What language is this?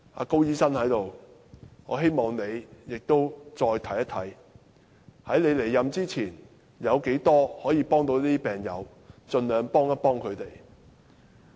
Cantonese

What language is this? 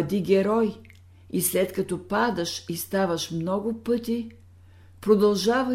Bulgarian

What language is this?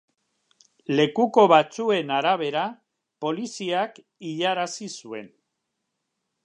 Basque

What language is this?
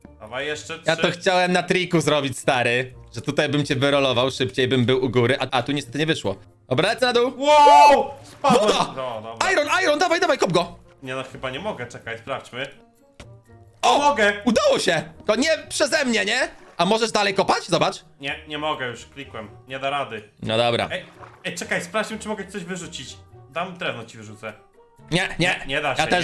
Polish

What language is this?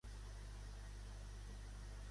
Catalan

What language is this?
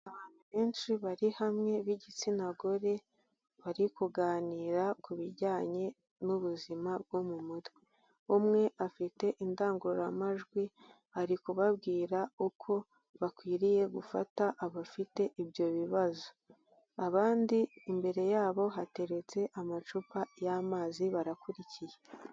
Kinyarwanda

